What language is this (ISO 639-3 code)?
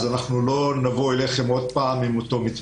heb